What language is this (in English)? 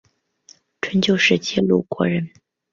Chinese